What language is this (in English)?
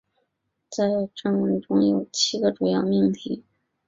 Chinese